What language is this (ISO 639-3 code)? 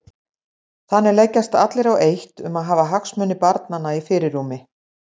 isl